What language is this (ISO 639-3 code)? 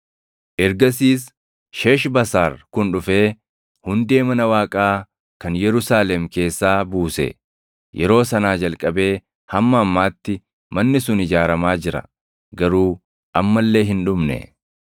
orm